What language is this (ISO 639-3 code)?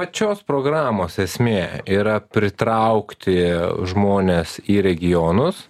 lit